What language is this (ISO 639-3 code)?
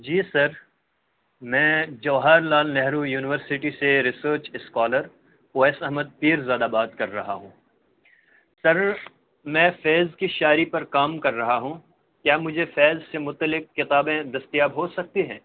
urd